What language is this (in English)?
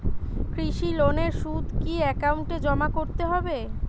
Bangla